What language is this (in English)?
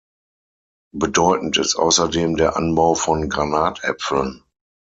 German